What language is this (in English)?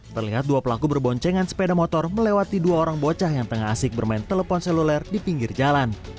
Indonesian